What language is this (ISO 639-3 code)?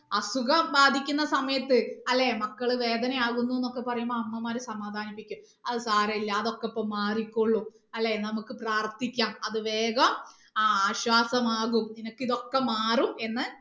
mal